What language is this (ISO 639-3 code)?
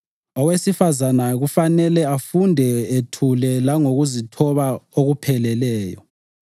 nde